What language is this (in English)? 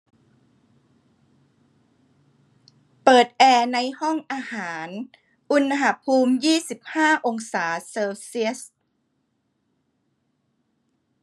Thai